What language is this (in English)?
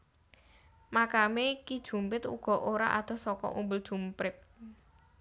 Javanese